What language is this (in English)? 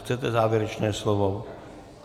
Czech